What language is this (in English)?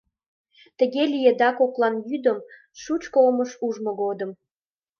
Mari